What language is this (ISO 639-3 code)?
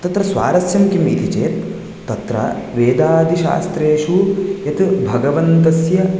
san